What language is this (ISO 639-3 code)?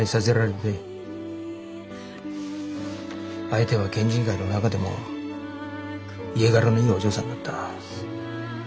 jpn